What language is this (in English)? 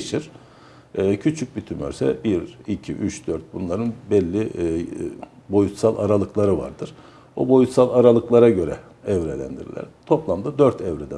Turkish